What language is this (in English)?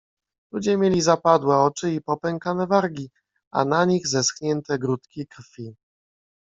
Polish